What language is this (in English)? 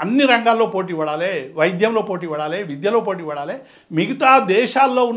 Hindi